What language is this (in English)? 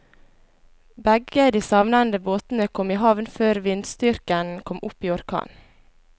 Norwegian